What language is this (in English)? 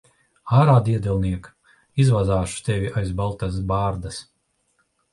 Latvian